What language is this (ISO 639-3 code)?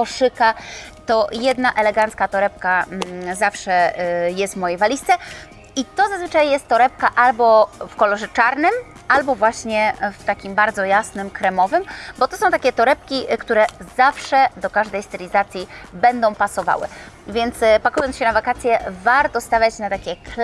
pol